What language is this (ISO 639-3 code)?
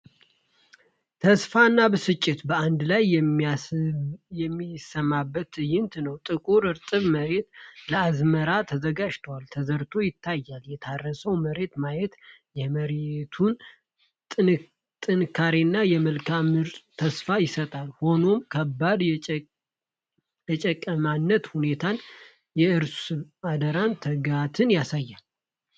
amh